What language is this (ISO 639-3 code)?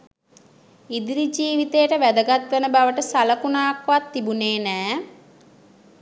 sin